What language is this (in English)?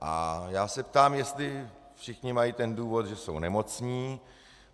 Czech